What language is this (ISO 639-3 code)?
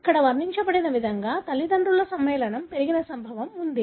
tel